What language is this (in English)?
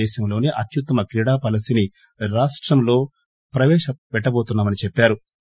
Telugu